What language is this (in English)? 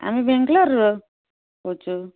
Odia